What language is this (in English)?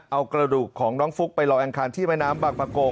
Thai